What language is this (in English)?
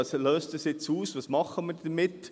Swiss German